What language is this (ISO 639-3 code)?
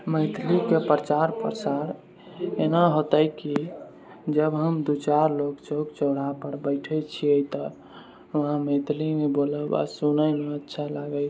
mai